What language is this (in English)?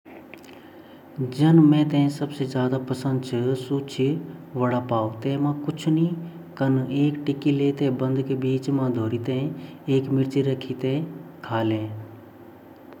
Garhwali